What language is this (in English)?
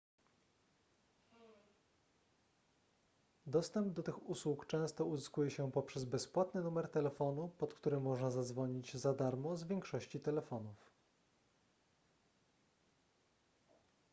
Polish